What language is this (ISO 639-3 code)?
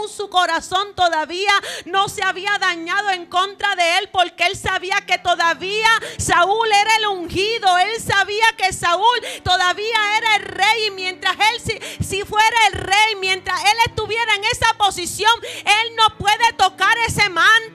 spa